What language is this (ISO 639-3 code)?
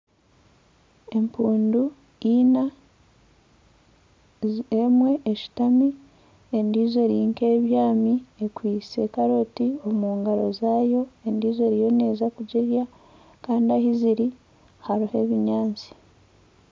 nyn